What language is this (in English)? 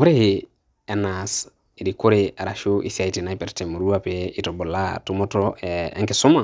Masai